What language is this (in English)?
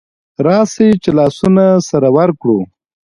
Pashto